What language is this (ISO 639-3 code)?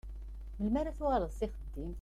kab